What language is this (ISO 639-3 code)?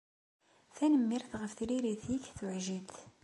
kab